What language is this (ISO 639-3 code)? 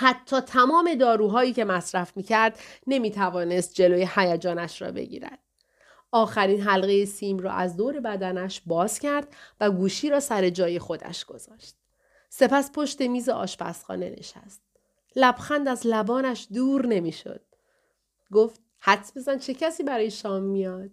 fas